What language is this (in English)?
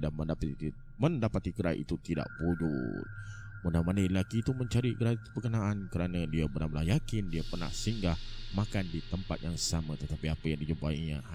Malay